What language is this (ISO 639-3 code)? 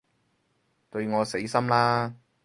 yue